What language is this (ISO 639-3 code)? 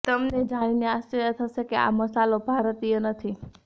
guj